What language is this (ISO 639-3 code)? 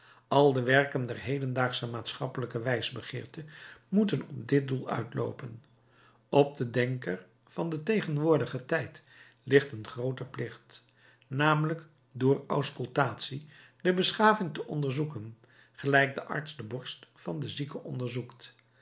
nld